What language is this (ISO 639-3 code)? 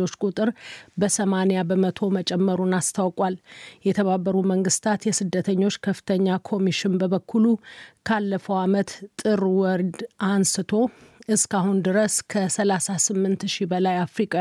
amh